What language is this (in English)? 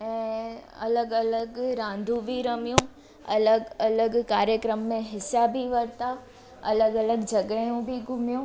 Sindhi